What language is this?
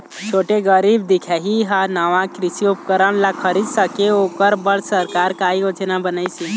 Chhattisgarhi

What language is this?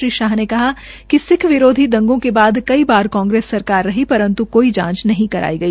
Hindi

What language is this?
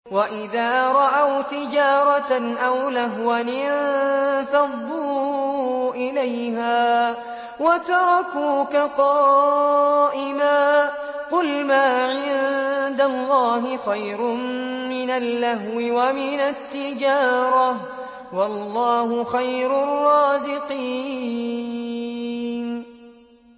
Arabic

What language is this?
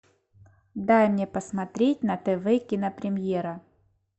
Russian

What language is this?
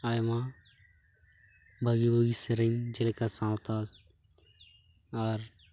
Santali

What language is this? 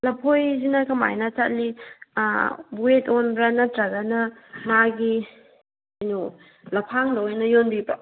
Manipuri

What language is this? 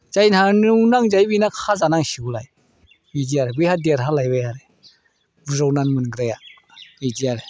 Bodo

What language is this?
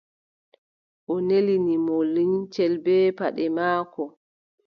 Adamawa Fulfulde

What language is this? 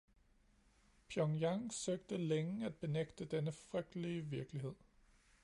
Danish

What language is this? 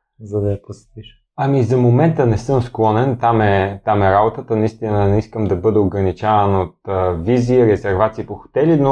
Bulgarian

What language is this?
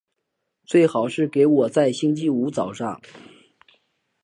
Chinese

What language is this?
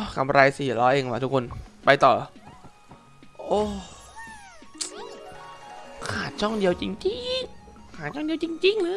Thai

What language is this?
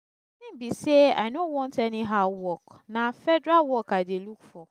Nigerian Pidgin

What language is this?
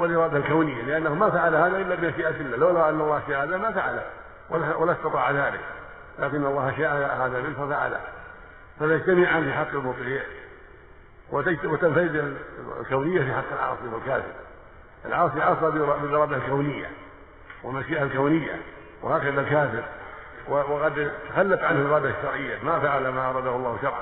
Arabic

